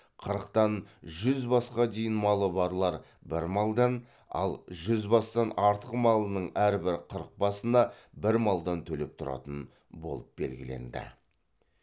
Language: Kazakh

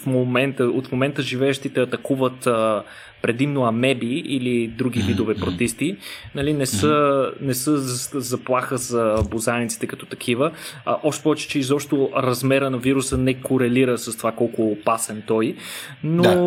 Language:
Bulgarian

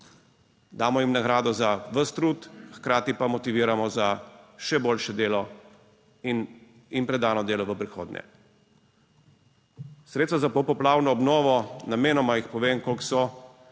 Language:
Slovenian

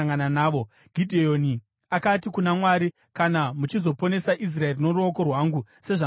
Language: Shona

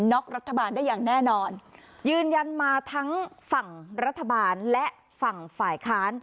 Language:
Thai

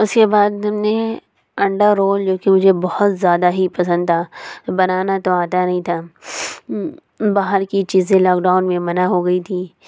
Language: Urdu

